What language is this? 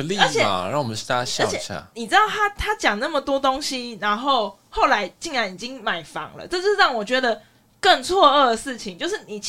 Chinese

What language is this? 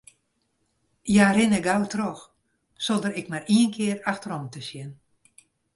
Western Frisian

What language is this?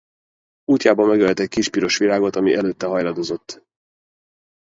Hungarian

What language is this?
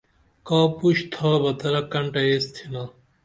Dameli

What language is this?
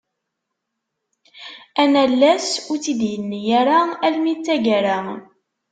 Kabyle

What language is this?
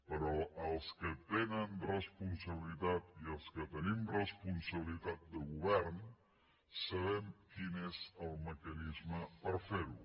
Catalan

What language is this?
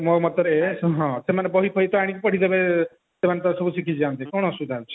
Odia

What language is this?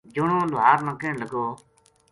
Gujari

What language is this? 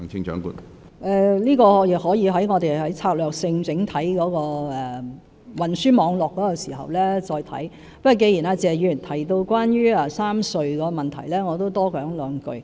Cantonese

